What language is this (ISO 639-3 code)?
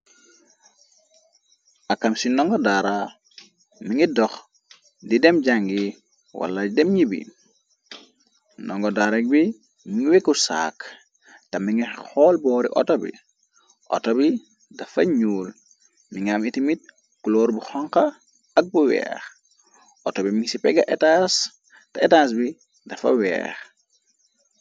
wol